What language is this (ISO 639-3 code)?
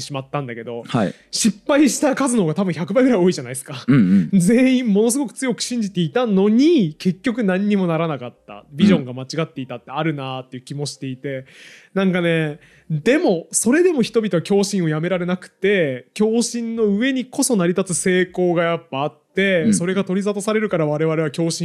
jpn